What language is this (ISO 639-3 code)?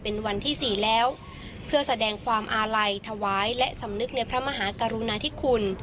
tha